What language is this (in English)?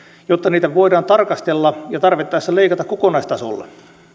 Finnish